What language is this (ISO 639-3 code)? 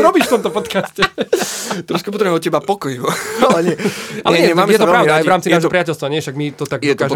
slk